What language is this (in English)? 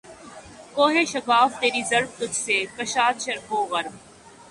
Urdu